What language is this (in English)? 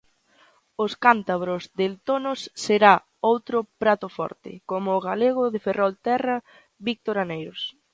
Galician